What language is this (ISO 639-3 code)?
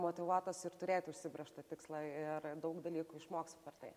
lit